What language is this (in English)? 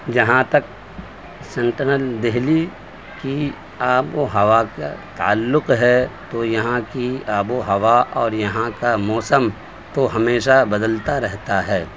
Urdu